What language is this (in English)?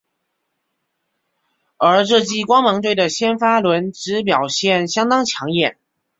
Chinese